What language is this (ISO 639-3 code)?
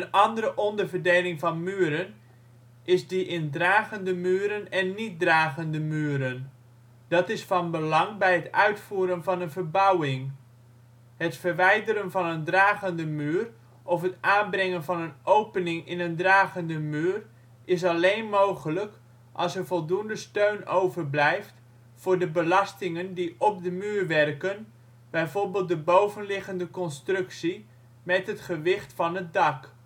nld